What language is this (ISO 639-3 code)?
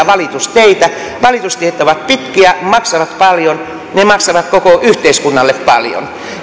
fin